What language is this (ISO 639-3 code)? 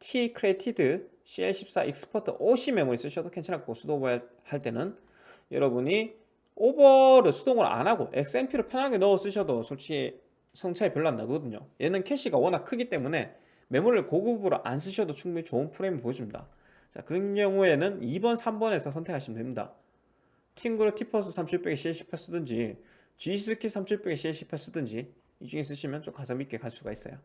kor